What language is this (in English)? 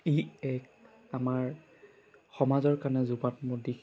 Assamese